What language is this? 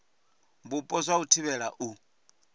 Venda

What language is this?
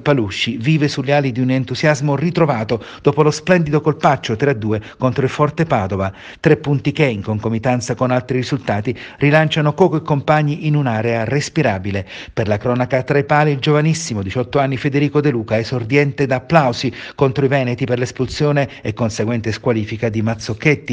Italian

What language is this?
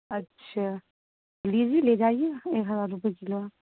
Urdu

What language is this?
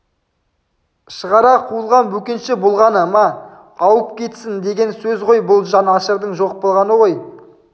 Kazakh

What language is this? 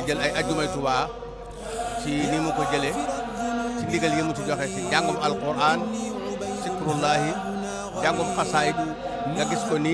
Arabic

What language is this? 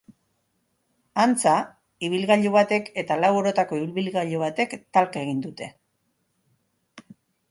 Basque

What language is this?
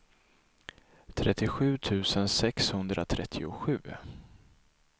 Swedish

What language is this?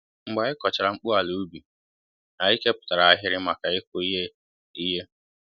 Igbo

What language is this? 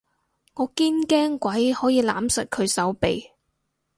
Cantonese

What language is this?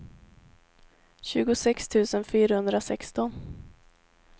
Swedish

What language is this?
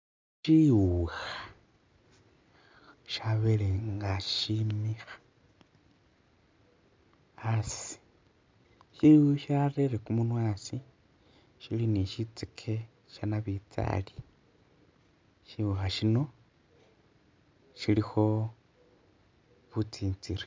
Masaaba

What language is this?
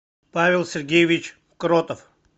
Russian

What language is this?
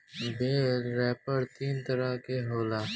Bhojpuri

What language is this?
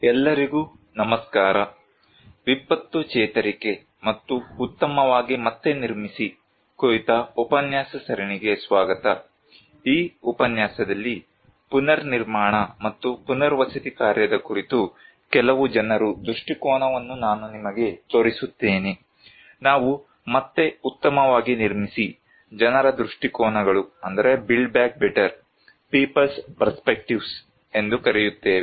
Kannada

